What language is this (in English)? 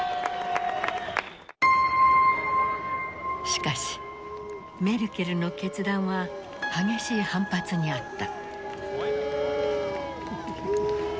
Japanese